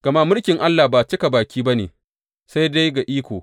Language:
Hausa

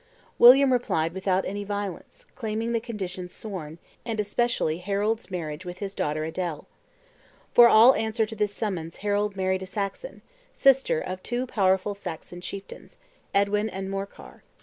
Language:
English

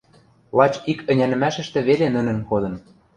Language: Western Mari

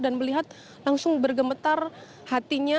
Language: Indonesian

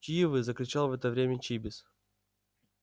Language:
Russian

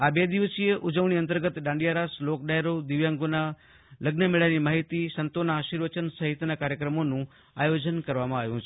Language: Gujarati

